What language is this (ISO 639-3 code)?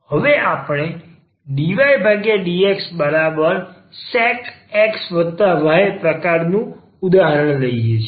guj